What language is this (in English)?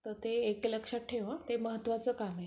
Marathi